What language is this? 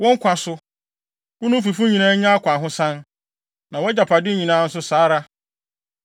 Akan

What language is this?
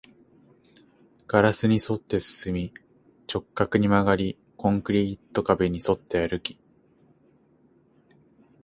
Japanese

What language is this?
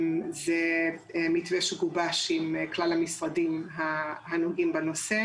Hebrew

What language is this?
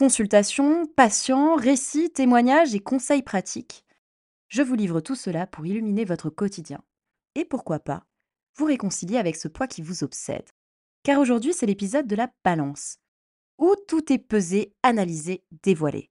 French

